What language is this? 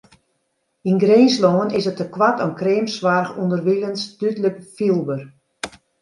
Western Frisian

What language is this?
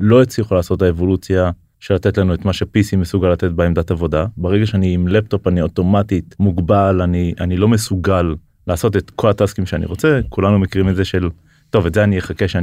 Hebrew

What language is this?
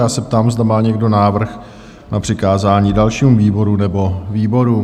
Czech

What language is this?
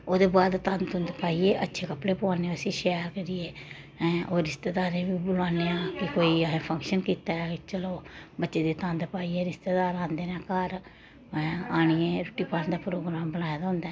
Dogri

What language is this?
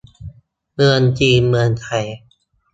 Thai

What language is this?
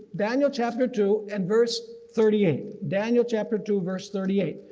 English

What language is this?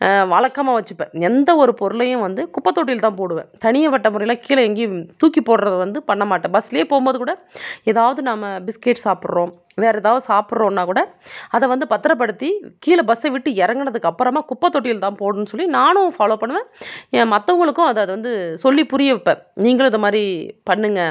Tamil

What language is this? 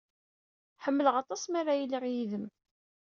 Kabyle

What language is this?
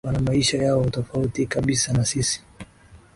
Swahili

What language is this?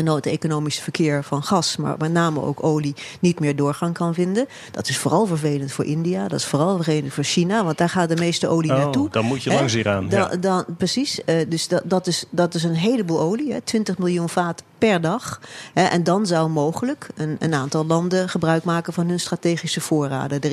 Dutch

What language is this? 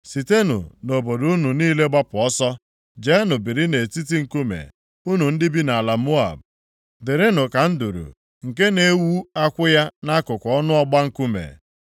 Igbo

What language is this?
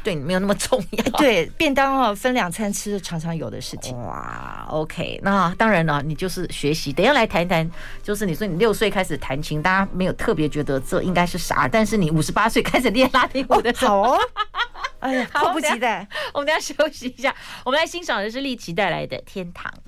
Chinese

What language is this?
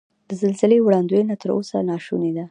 Pashto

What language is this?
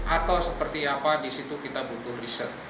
Indonesian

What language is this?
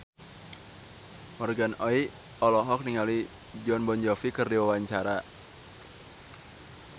Sundanese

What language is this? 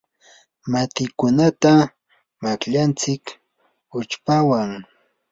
Yanahuanca Pasco Quechua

